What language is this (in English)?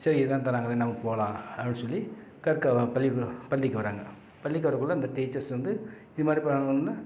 Tamil